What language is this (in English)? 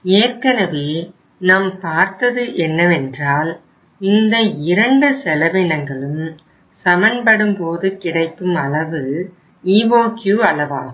Tamil